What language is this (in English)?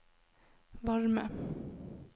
Norwegian